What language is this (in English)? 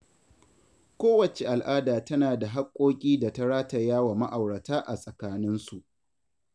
Hausa